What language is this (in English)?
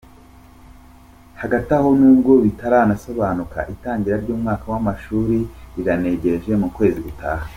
Kinyarwanda